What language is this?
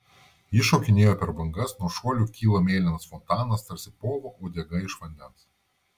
Lithuanian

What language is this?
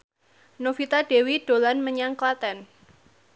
Javanese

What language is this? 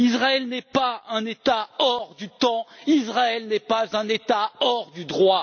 French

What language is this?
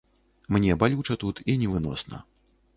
Belarusian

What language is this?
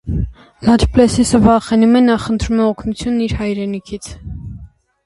Armenian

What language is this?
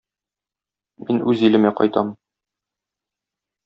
Tatar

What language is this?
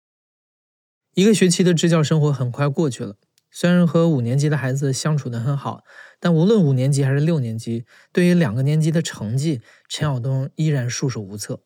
Chinese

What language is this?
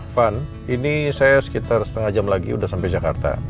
Indonesian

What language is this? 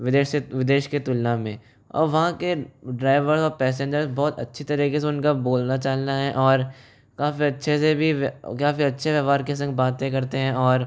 Hindi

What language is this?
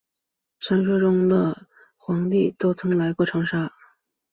Chinese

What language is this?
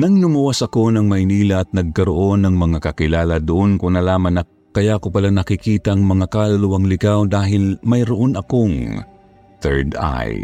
Filipino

